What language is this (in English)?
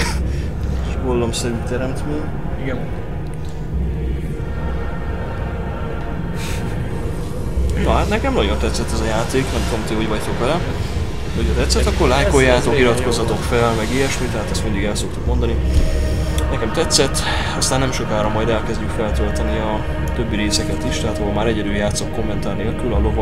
Hungarian